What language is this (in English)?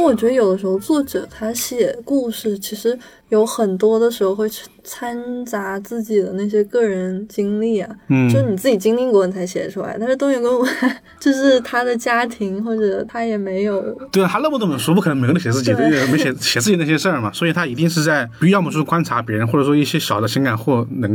Chinese